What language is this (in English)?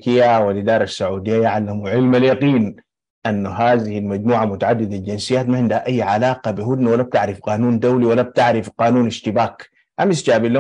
Arabic